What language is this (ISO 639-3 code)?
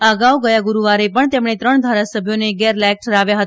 guj